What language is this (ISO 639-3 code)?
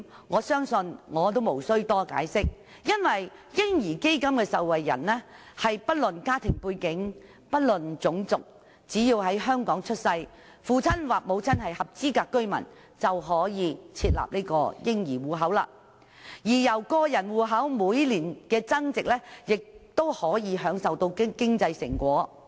yue